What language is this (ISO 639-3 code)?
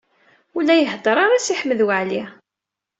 kab